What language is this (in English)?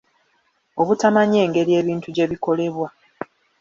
Ganda